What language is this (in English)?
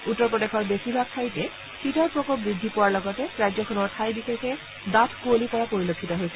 Assamese